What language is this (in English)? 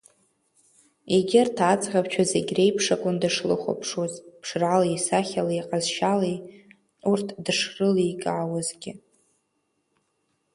Abkhazian